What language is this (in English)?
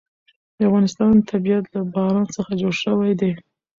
Pashto